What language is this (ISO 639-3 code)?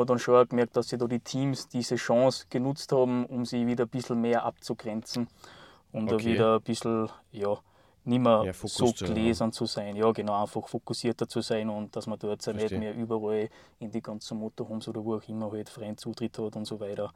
deu